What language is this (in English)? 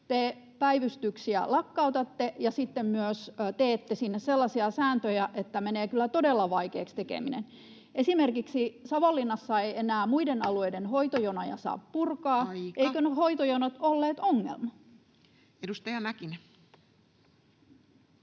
Finnish